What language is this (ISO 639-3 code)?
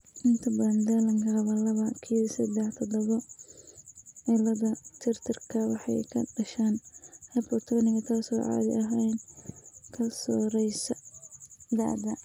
som